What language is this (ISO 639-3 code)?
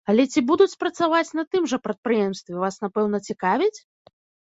bel